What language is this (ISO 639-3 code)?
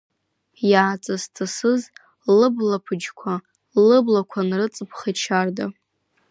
abk